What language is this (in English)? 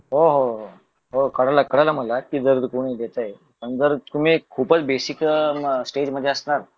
Marathi